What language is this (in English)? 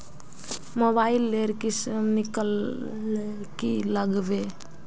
Magahi